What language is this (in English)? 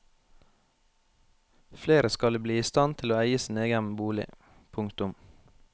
Norwegian